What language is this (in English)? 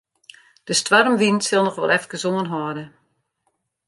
Western Frisian